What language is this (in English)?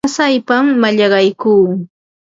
Ambo-Pasco Quechua